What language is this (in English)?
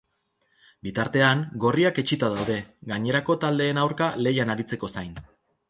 Basque